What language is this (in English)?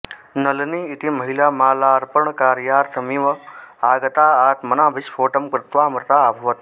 Sanskrit